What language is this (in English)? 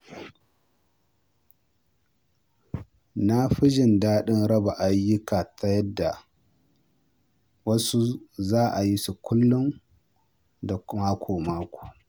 Hausa